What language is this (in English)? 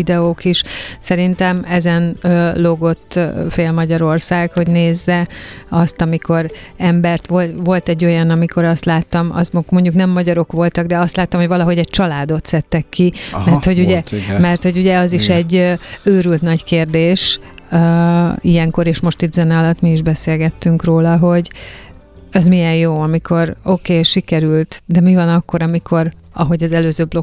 Hungarian